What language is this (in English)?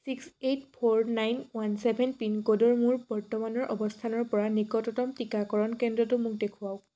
Assamese